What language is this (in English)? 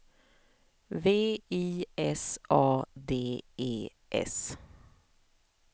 Swedish